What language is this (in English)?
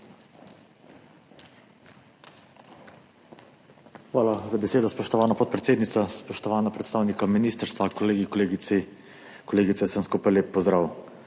Slovenian